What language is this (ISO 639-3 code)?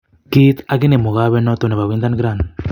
kln